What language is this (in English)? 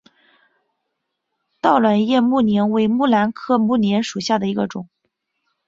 Chinese